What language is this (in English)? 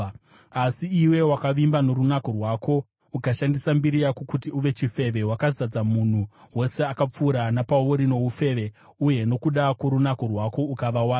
Shona